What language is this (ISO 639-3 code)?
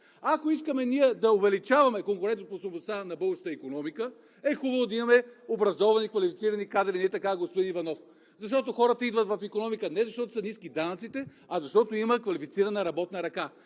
bul